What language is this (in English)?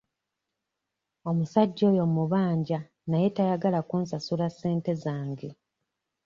Ganda